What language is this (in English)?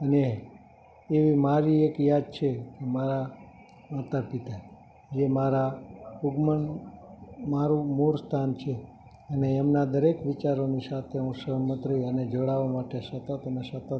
Gujarati